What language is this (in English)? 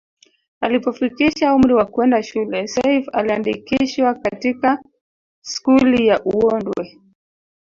Swahili